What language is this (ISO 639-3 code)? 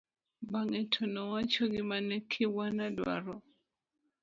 luo